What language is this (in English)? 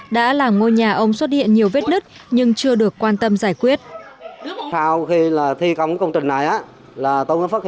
Vietnamese